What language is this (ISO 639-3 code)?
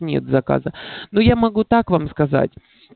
rus